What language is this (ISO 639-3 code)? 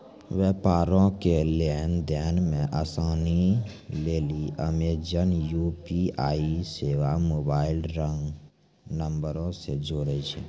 mai